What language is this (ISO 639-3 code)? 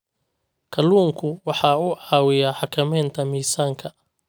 som